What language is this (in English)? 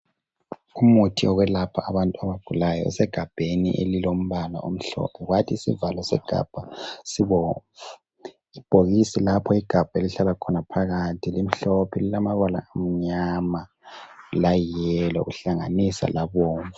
North Ndebele